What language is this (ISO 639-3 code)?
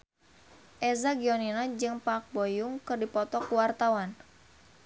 sun